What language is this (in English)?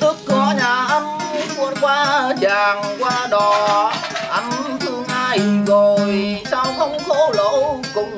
Vietnamese